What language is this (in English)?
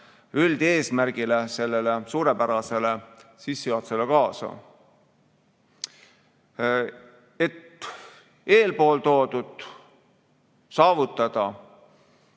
Estonian